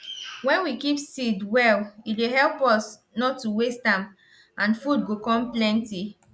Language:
Nigerian Pidgin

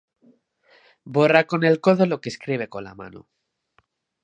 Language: Spanish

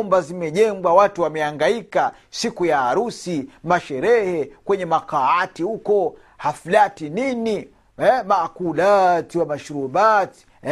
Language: Swahili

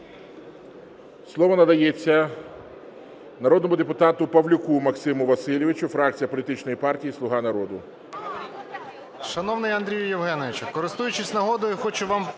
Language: Ukrainian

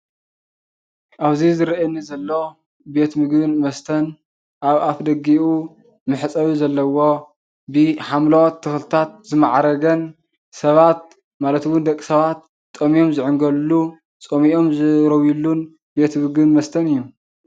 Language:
Tigrinya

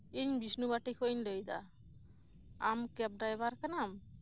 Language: Santali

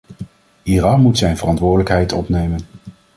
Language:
Dutch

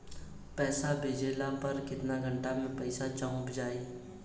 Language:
Bhojpuri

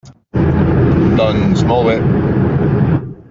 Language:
Catalan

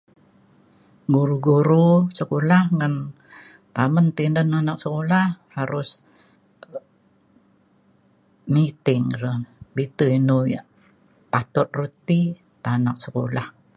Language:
Mainstream Kenyah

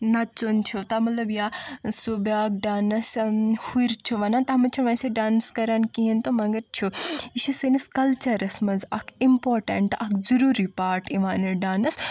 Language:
Kashmiri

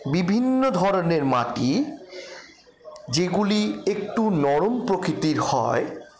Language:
Bangla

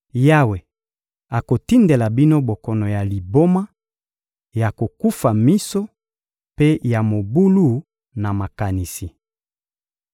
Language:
Lingala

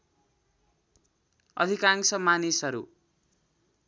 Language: Nepali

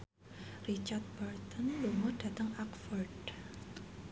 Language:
Javanese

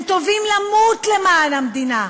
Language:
Hebrew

